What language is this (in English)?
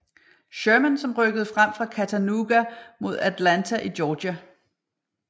Danish